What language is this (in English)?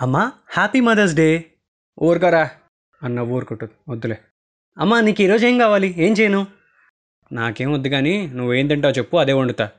Telugu